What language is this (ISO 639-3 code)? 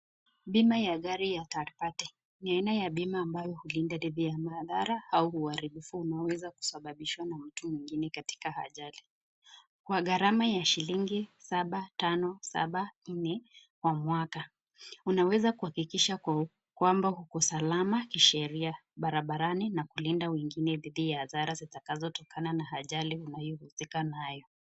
swa